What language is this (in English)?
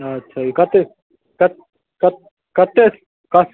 Maithili